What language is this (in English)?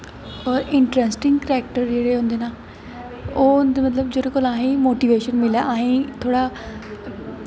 Dogri